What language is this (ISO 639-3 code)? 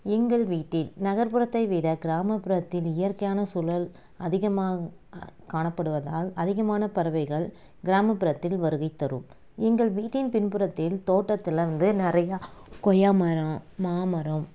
tam